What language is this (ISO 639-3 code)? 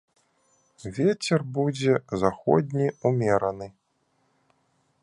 bel